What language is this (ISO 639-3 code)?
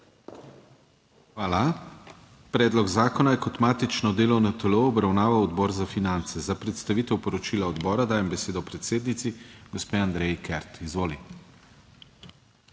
slv